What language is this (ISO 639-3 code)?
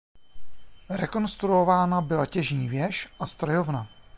ces